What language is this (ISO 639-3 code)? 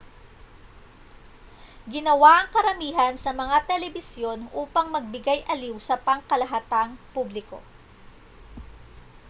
fil